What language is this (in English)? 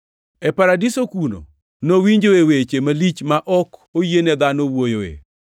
Luo (Kenya and Tanzania)